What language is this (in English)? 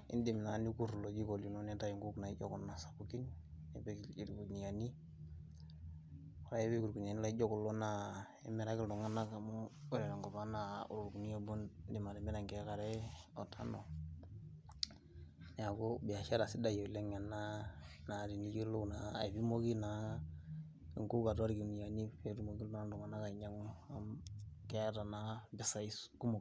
Masai